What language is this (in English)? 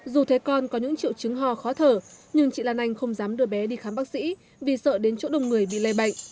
Vietnamese